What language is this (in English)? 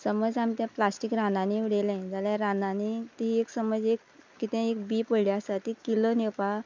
Konkani